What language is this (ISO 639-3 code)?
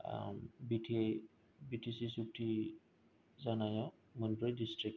brx